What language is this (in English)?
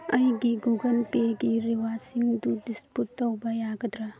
Manipuri